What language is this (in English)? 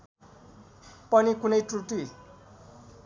Nepali